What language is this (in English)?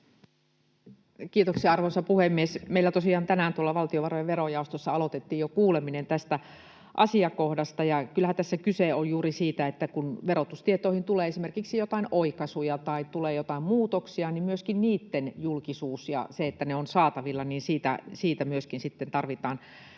Finnish